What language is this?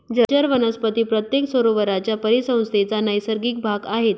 Marathi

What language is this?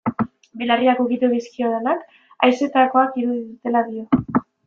Basque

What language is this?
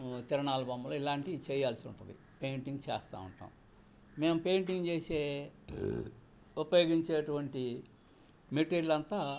Telugu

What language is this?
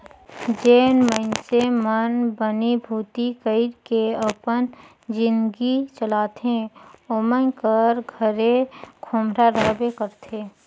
Chhattisgarhi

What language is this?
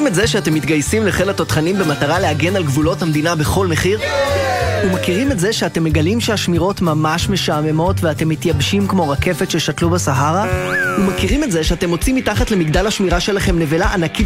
Hebrew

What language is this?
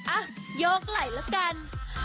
Thai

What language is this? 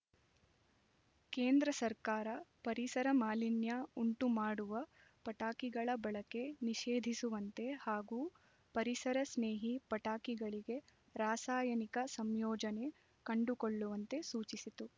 Kannada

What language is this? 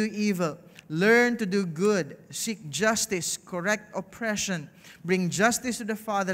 English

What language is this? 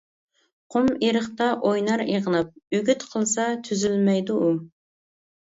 Uyghur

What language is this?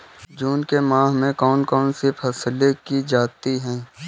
Hindi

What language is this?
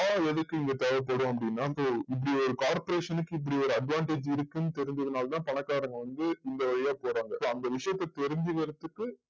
Tamil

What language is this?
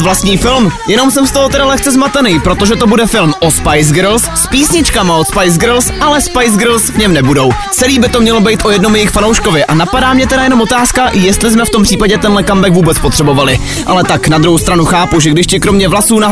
Czech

